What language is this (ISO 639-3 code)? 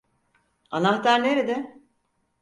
tur